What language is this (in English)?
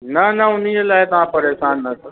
Sindhi